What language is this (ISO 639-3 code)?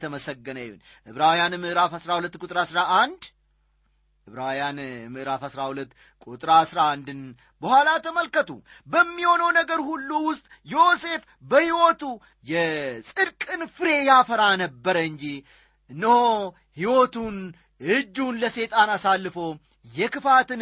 amh